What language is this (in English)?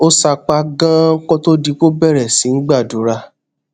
Yoruba